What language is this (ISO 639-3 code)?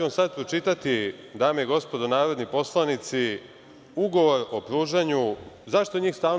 srp